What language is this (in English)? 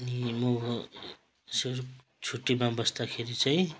Nepali